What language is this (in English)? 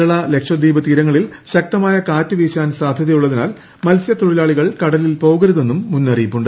Malayalam